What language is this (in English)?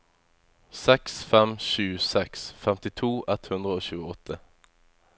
Norwegian